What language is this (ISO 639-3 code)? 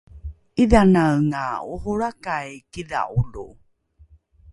dru